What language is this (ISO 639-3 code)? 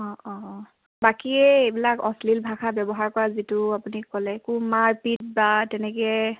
asm